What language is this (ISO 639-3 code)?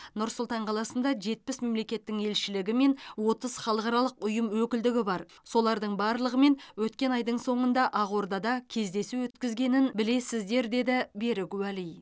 kaz